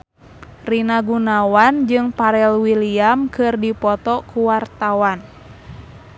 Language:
Sundanese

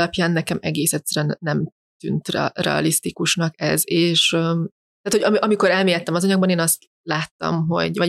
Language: Hungarian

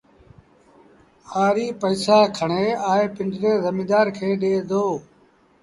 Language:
Sindhi Bhil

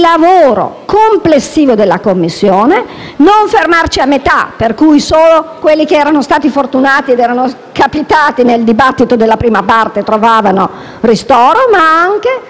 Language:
Italian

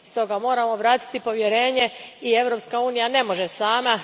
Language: Croatian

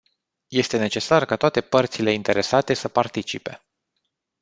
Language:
Romanian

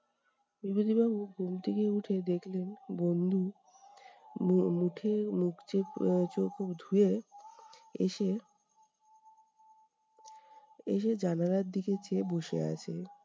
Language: Bangla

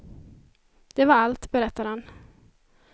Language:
Swedish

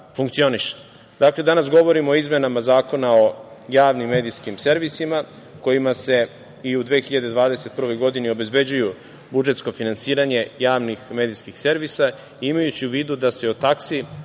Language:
Serbian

